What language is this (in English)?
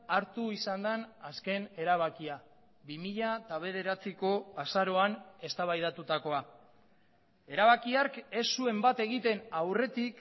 Basque